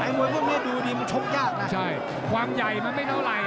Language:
Thai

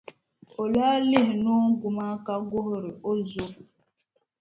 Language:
Dagbani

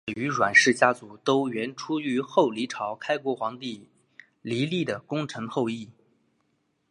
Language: Chinese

